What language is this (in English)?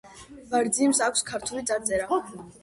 Georgian